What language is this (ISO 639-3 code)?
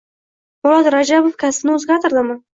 uzb